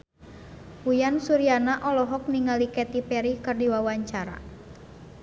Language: Sundanese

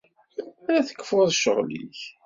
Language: Kabyle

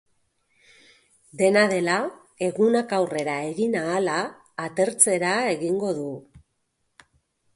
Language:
Basque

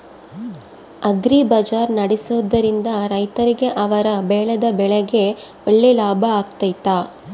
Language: Kannada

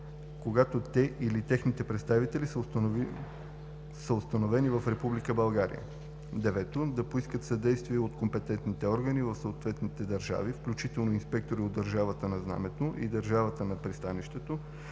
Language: Bulgarian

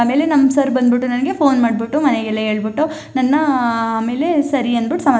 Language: Kannada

